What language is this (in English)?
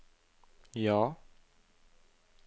Norwegian